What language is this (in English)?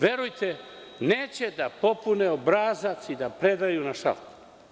Serbian